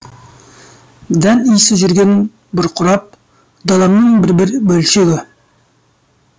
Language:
Kazakh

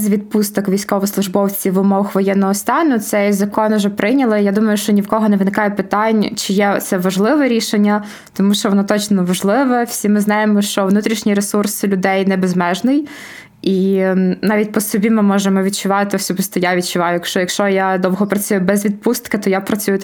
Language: Ukrainian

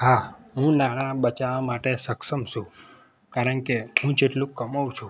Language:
Gujarati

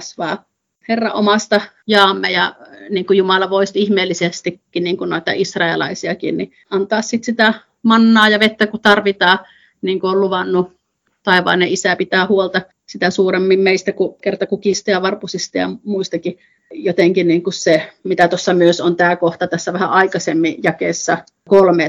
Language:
Finnish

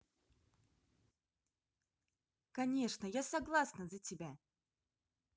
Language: Russian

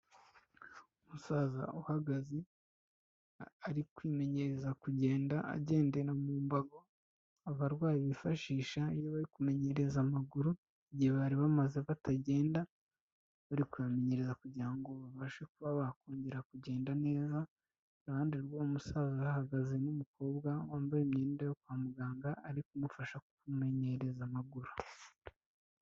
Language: Kinyarwanda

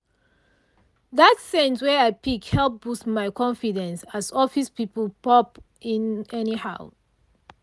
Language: Nigerian Pidgin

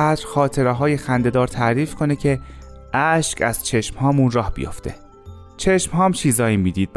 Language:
Persian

